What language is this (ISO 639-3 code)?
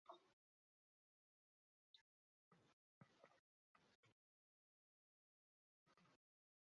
zho